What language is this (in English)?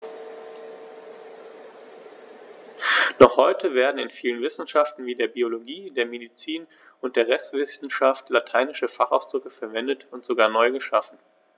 German